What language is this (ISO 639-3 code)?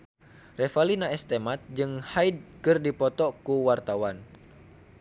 sun